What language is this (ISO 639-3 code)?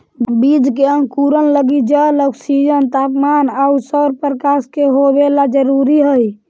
mag